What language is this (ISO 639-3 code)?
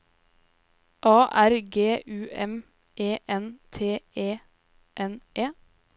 nor